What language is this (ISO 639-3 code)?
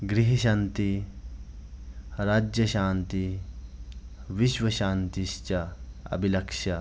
san